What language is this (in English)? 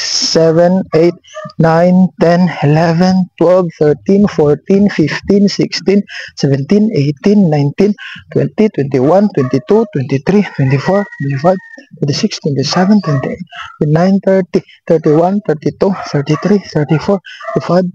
Filipino